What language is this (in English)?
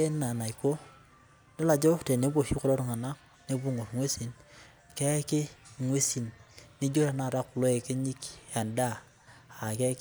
Masai